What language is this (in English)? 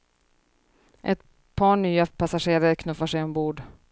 Swedish